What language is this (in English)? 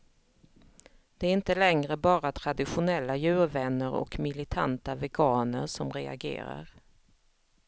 Swedish